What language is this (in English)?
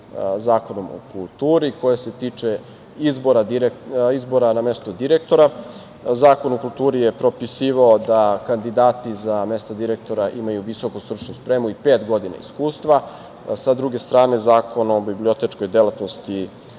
Serbian